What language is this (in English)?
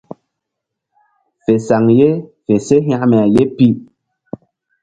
Mbum